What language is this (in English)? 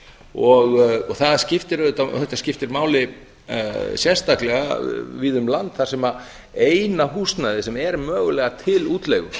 Icelandic